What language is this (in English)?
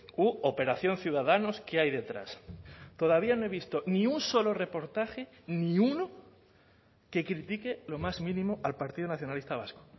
Spanish